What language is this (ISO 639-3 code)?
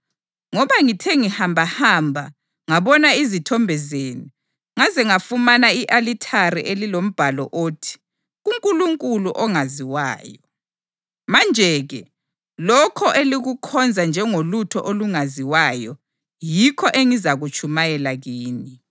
nde